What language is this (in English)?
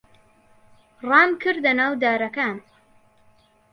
Central Kurdish